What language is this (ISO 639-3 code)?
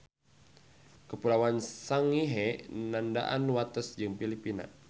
sun